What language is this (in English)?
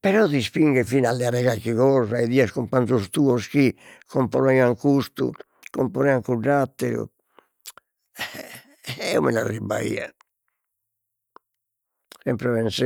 Sardinian